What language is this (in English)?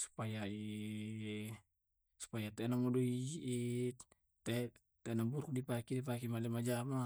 Tae'